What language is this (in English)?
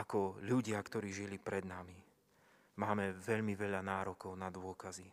Slovak